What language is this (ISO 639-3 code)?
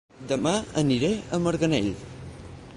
cat